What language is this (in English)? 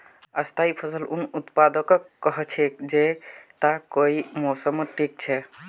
Magahi